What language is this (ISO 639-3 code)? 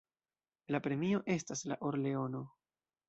epo